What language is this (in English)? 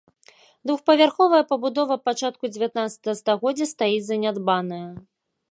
Belarusian